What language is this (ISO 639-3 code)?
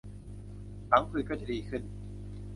tha